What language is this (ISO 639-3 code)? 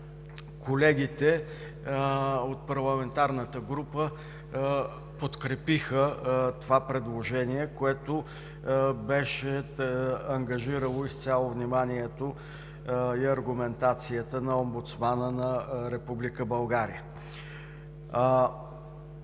bul